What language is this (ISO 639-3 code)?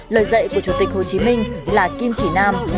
vie